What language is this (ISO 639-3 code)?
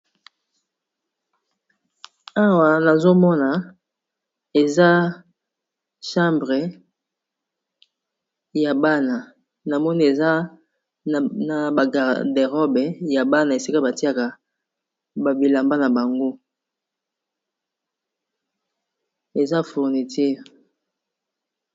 lin